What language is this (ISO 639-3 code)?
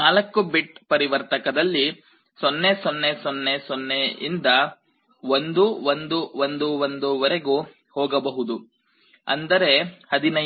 kan